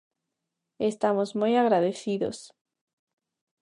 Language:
Galician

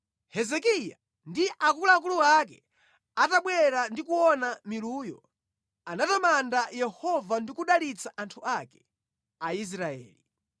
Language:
Nyanja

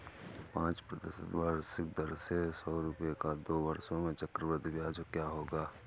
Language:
Hindi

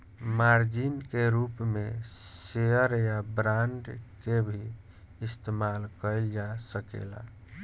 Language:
Bhojpuri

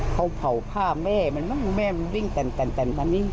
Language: Thai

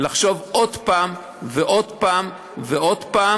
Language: Hebrew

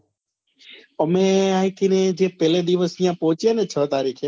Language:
Gujarati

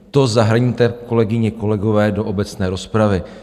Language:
Czech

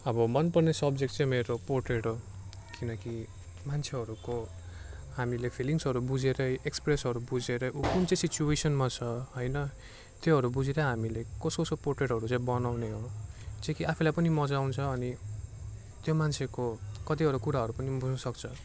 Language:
Nepali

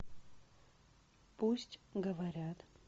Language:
Russian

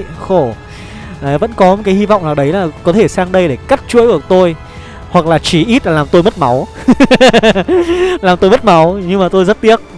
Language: Vietnamese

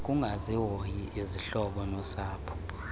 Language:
Xhosa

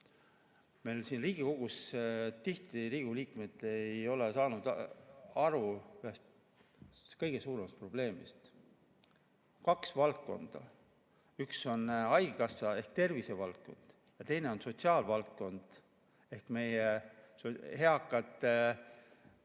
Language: Estonian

